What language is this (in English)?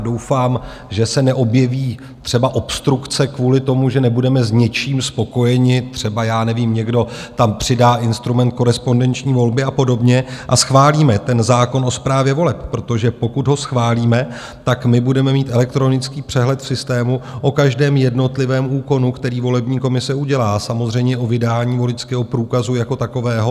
Czech